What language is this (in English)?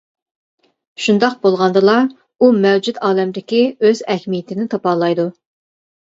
Uyghur